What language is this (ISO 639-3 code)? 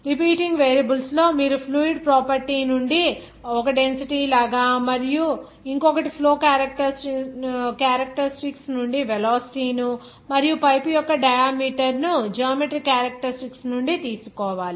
tel